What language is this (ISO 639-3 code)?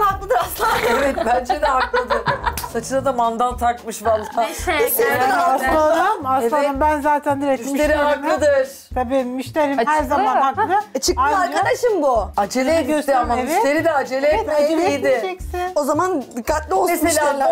tur